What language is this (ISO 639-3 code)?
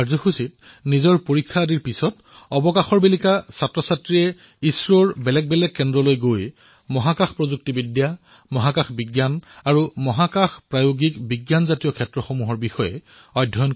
asm